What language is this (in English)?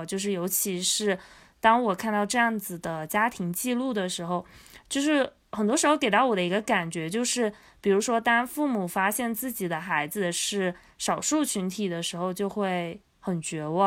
Chinese